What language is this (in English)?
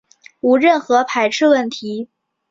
Chinese